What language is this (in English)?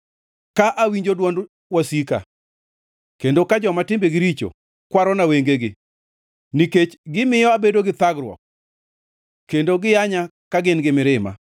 Luo (Kenya and Tanzania)